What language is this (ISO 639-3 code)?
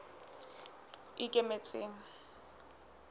sot